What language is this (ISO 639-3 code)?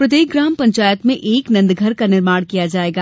hin